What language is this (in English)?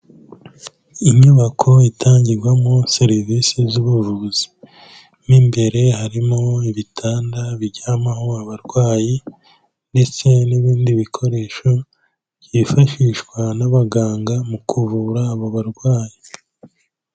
Kinyarwanda